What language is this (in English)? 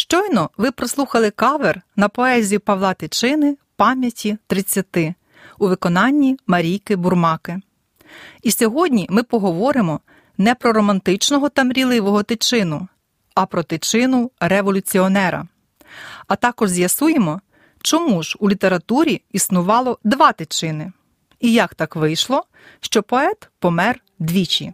Ukrainian